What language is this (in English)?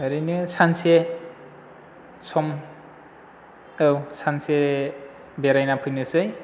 Bodo